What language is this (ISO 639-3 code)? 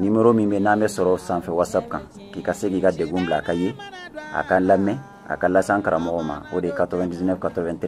fra